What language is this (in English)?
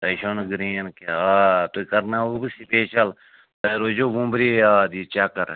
Kashmiri